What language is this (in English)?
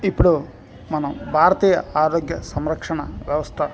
Telugu